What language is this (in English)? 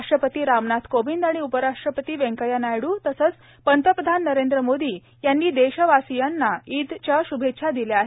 Marathi